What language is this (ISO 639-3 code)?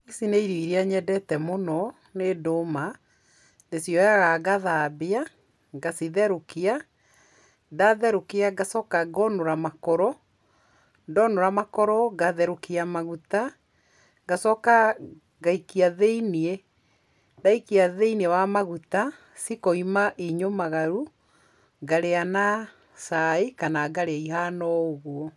kik